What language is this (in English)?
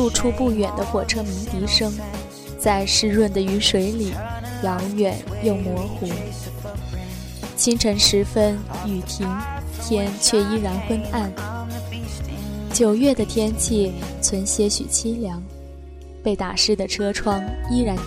Chinese